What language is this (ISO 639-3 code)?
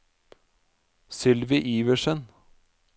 nor